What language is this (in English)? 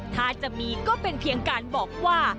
Thai